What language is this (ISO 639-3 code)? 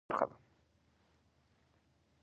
pus